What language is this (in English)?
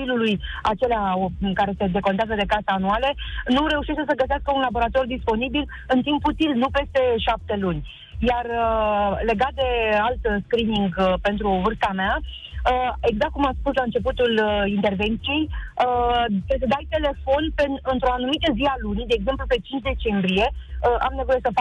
Romanian